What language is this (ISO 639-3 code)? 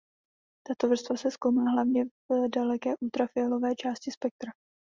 ces